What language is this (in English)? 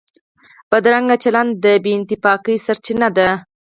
Pashto